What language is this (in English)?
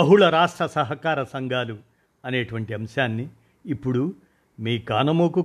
Telugu